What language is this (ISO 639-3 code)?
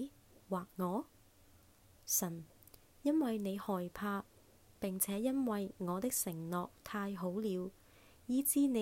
zho